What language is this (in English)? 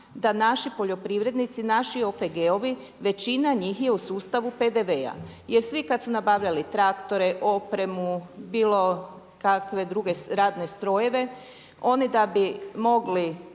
Croatian